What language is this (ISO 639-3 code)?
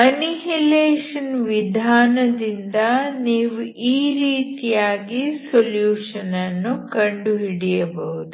kan